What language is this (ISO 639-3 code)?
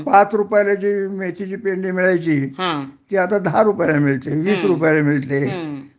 mar